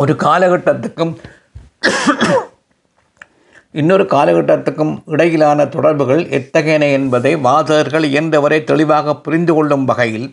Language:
Tamil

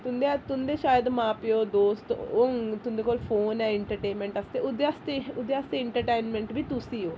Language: Dogri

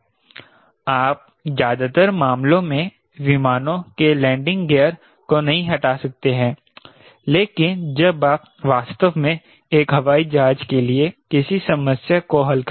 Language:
Hindi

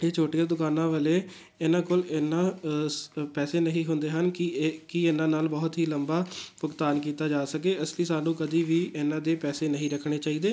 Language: Punjabi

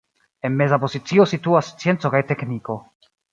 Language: Esperanto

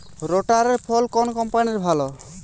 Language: Bangla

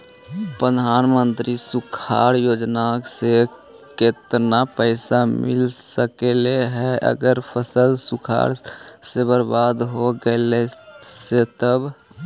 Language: Magahi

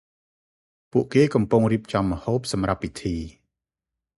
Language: Khmer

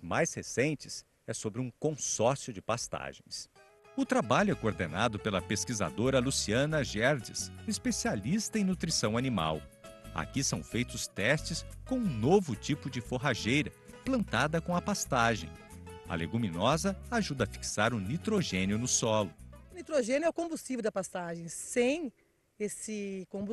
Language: Portuguese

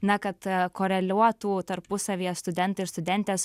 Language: Lithuanian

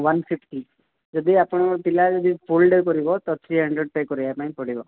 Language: Odia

